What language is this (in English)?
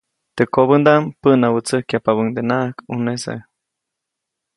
Copainalá Zoque